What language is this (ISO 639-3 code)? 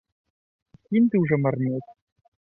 bel